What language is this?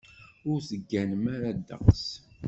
Kabyle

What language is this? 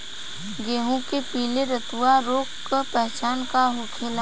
Bhojpuri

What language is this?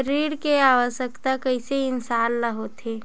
Chhattisgarhi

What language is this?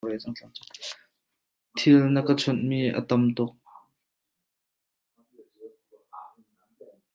Hakha Chin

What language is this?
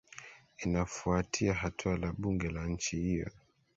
Swahili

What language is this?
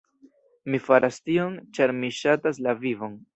Esperanto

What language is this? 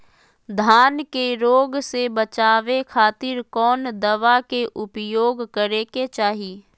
Magahi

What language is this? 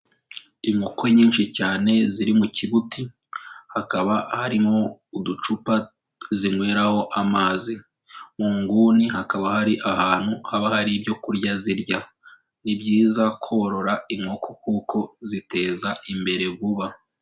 Kinyarwanda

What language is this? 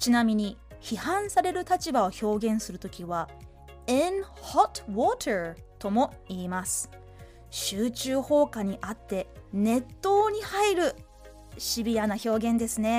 Japanese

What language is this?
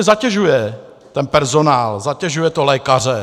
Czech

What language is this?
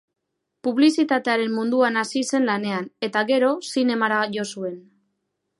Basque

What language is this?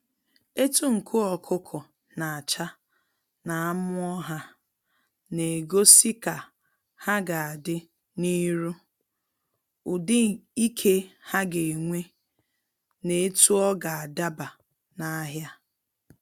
Igbo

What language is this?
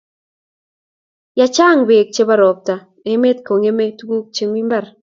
Kalenjin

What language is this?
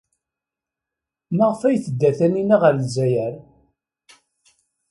Kabyle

